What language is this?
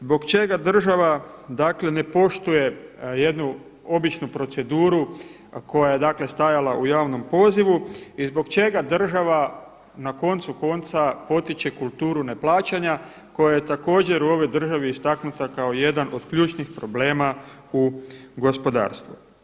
Croatian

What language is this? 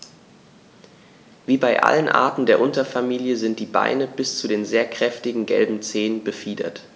German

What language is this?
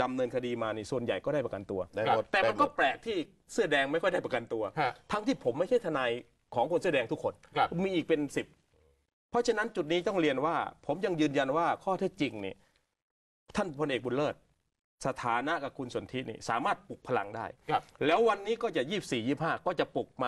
Thai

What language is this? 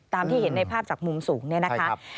Thai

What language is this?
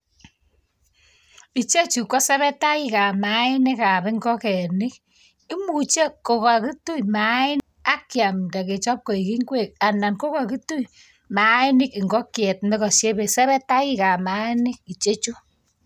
Kalenjin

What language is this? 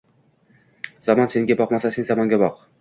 Uzbek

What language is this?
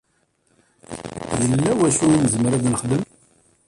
Kabyle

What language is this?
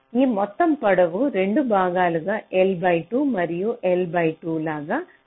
Telugu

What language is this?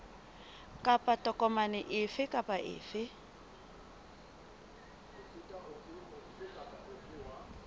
Southern Sotho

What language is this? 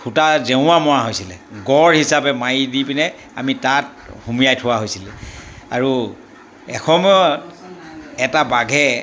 Assamese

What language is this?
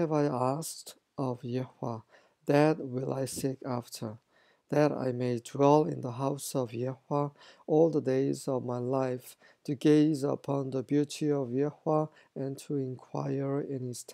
Korean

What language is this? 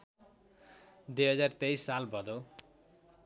Nepali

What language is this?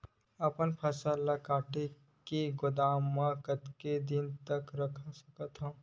Chhattisgarhi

